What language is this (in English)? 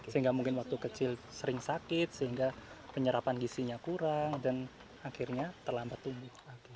Indonesian